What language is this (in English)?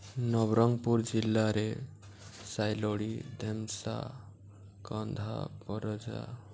Odia